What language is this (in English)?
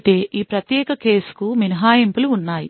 Telugu